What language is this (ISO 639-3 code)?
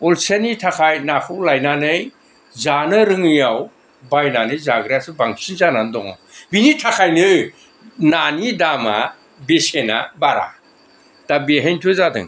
brx